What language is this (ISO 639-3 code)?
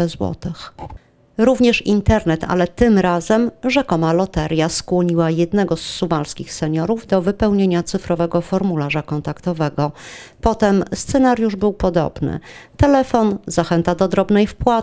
pol